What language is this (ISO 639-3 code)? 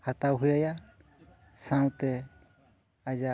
sat